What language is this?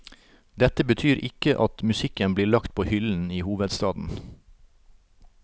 Norwegian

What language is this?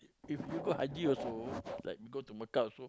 English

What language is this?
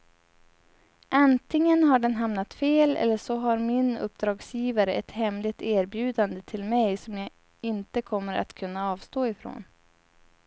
Swedish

